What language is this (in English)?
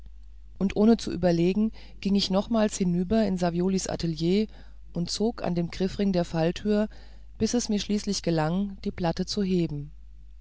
German